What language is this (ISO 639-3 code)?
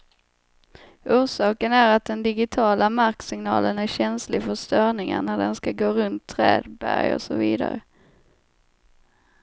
swe